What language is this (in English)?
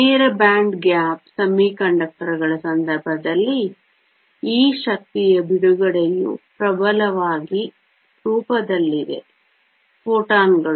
Kannada